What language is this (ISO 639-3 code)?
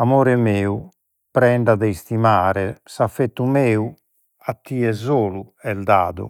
srd